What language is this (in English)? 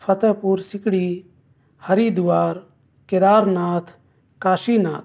Urdu